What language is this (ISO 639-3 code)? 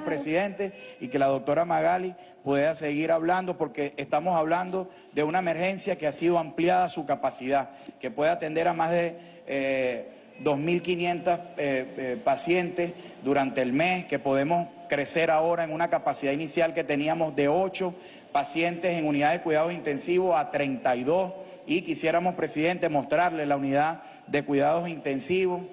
spa